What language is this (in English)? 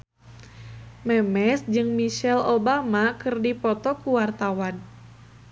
Sundanese